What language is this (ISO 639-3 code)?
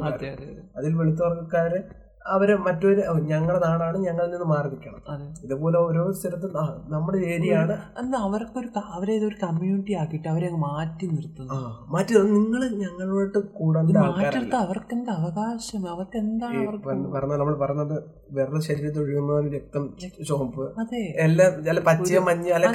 mal